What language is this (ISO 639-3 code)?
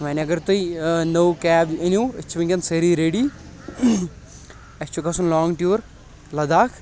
kas